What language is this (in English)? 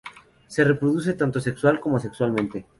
Spanish